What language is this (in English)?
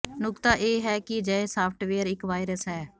Punjabi